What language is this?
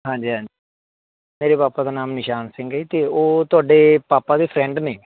Punjabi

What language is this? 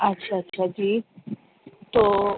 Urdu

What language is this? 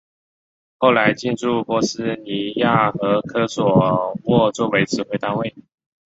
Chinese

